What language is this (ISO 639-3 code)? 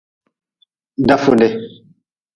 nmz